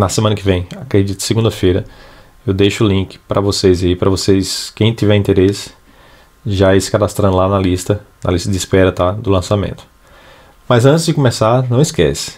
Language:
Portuguese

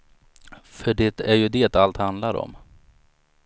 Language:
Swedish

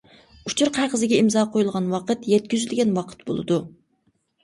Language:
Uyghur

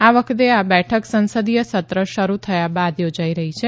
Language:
Gujarati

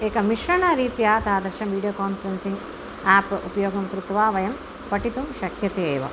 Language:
Sanskrit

